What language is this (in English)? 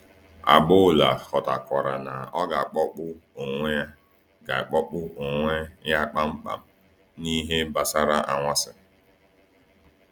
Igbo